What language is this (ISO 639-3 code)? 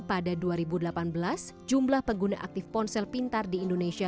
ind